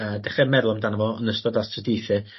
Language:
Welsh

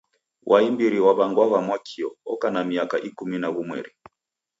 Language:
Taita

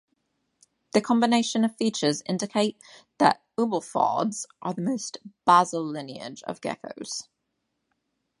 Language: English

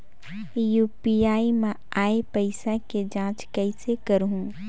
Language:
Chhattisgarhi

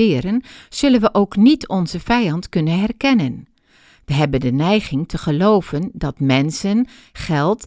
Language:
Dutch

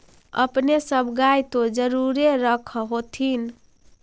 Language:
Magahi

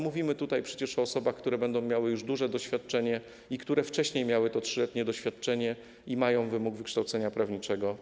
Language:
Polish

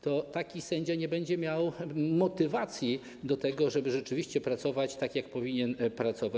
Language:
Polish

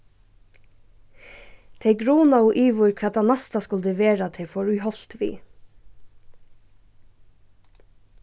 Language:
Faroese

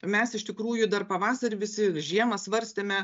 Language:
Lithuanian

